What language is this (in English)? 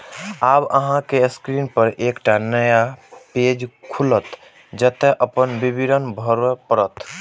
Maithili